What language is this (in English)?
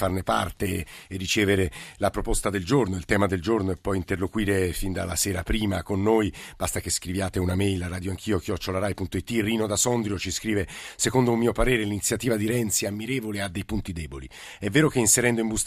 Italian